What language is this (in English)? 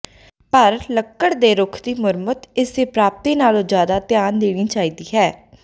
Punjabi